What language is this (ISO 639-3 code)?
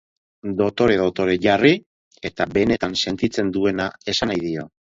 eus